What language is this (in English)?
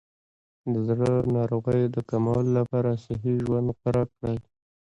Pashto